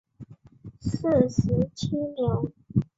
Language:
Chinese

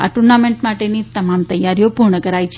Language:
Gujarati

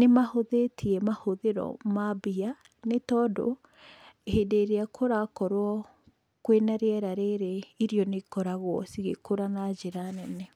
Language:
Kikuyu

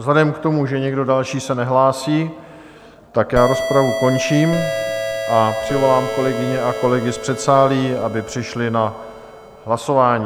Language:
Czech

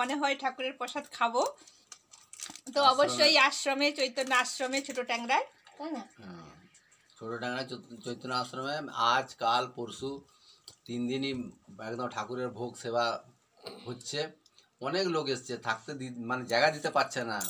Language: Bangla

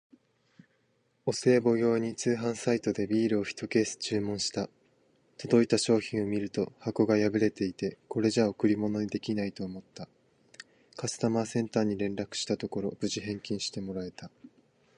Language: Japanese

